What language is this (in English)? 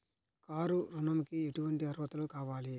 Telugu